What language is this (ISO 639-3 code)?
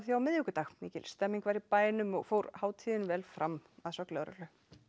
isl